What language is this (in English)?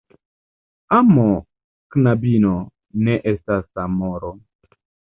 Esperanto